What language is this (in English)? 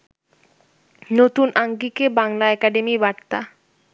Bangla